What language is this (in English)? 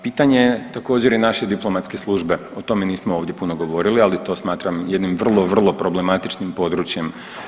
Croatian